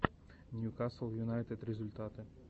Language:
Russian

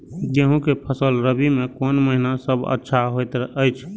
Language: Maithili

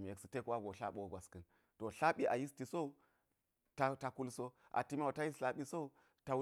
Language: Geji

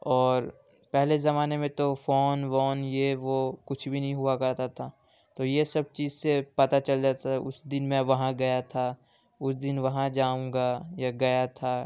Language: Urdu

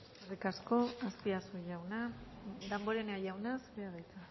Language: Basque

